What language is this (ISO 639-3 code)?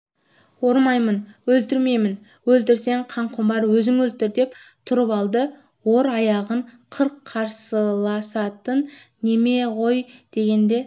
kaz